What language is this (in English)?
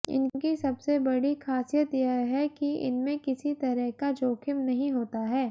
Hindi